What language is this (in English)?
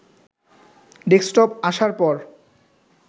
Bangla